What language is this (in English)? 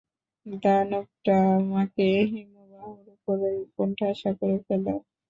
Bangla